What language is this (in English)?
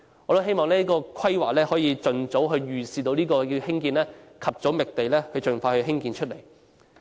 Cantonese